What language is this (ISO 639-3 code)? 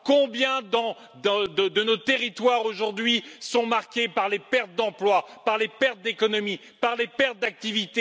fra